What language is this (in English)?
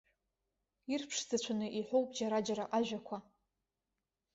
Abkhazian